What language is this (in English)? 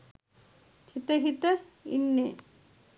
Sinhala